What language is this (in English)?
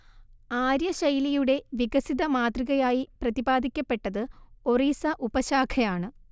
Malayalam